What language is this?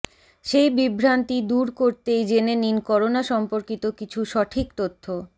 Bangla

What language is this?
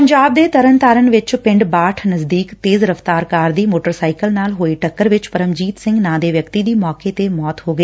Punjabi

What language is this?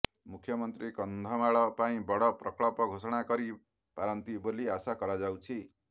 Odia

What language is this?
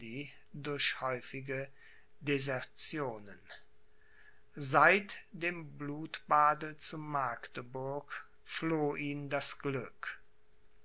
German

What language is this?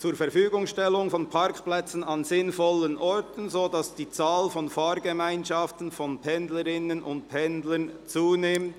Swiss German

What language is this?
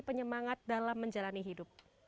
Indonesian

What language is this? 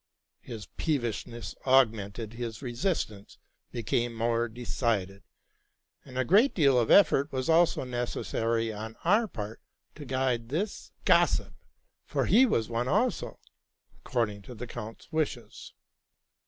English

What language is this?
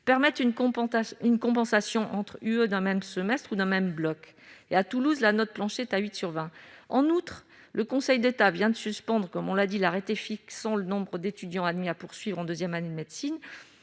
French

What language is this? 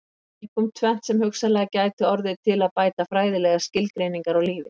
Icelandic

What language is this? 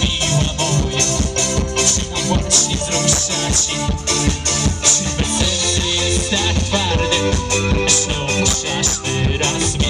Romanian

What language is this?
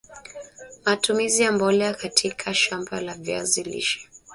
Swahili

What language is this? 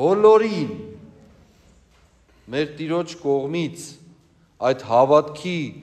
Turkish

